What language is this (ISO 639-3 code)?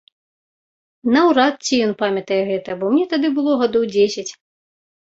bel